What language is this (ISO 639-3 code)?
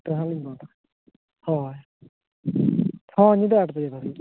sat